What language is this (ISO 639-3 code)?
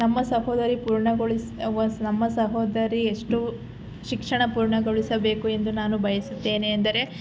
kan